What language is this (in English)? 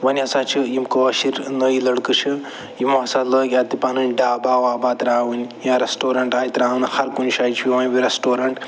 Kashmiri